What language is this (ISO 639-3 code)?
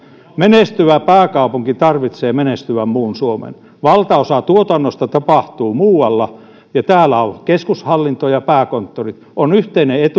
fin